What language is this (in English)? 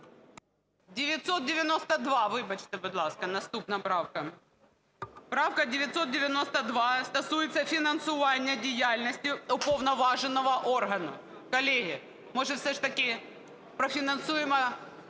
Ukrainian